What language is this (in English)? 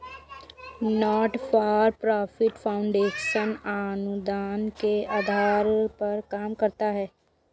Hindi